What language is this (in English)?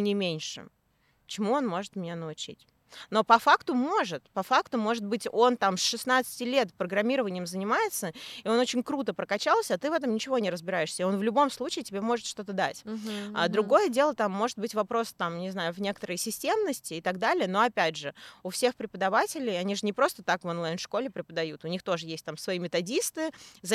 Russian